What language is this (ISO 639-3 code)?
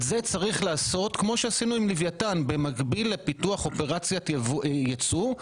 heb